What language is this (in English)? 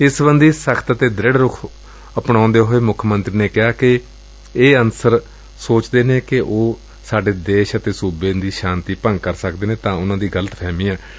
Punjabi